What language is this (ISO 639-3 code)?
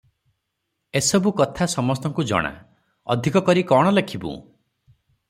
ori